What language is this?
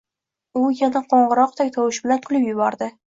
Uzbek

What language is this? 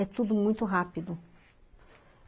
Portuguese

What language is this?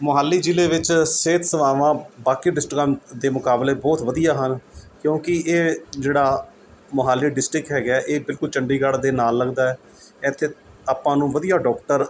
Punjabi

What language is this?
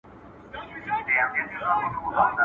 Pashto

